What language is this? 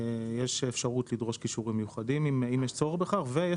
Hebrew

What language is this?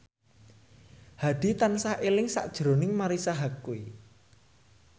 Javanese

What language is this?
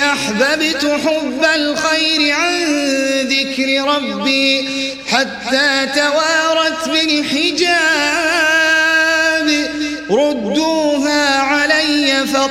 Arabic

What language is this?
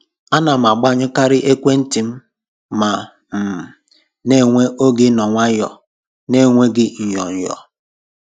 Igbo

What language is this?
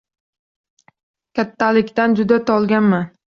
Uzbek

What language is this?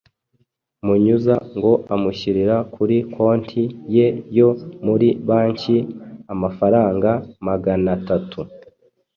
Kinyarwanda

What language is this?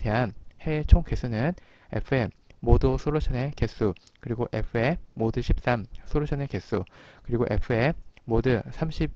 Korean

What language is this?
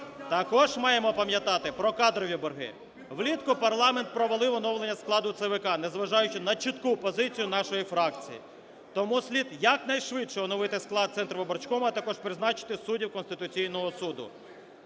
Ukrainian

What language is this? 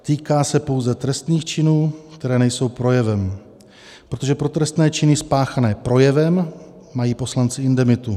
Czech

